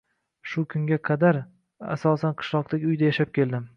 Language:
Uzbek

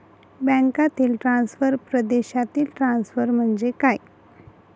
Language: Marathi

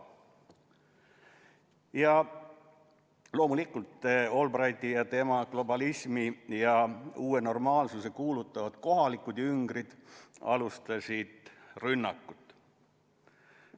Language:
Estonian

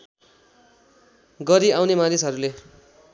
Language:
Nepali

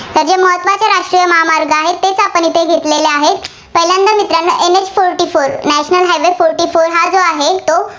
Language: Marathi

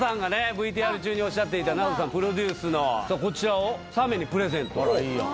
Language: Japanese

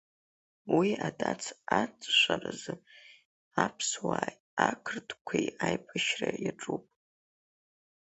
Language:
Abkhazian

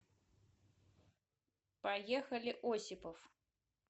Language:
Russian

